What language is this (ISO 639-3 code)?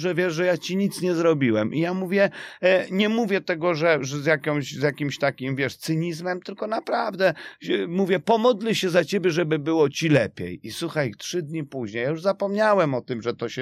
pol